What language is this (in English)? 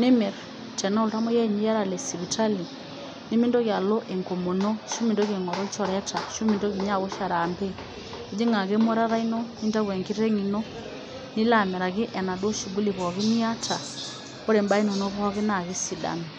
Masai